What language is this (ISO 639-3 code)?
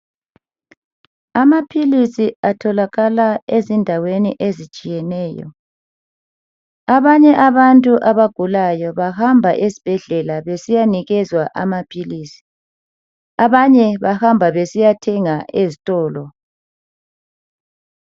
nde